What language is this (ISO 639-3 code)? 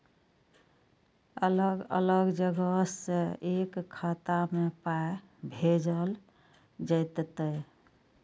mai